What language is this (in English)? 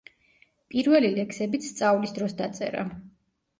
Georgian